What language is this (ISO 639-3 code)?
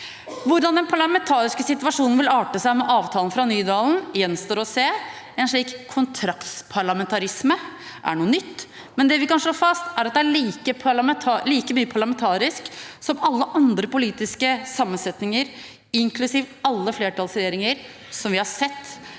nor